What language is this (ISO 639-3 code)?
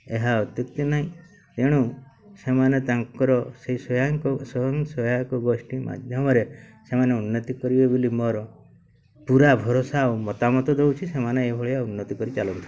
ori